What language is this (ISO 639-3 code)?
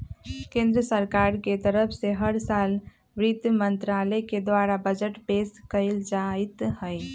mag